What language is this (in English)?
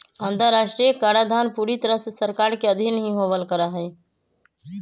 Magahi